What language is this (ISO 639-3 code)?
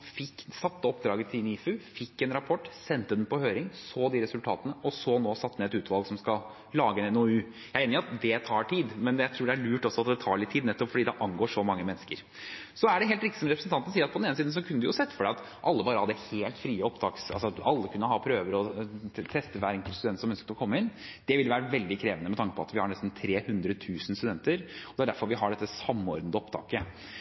nob